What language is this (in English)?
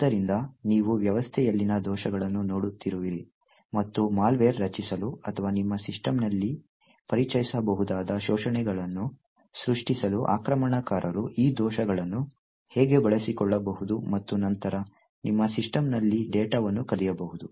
Kannada